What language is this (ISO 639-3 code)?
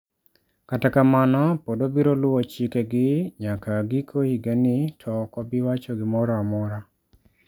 luo